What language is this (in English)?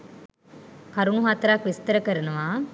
Sinhala